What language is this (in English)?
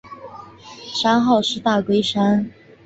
Chinese